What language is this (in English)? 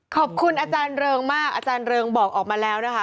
Thai